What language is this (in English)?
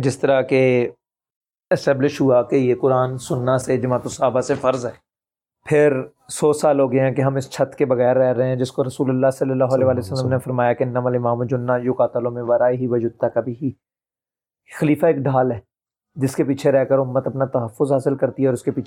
Urdu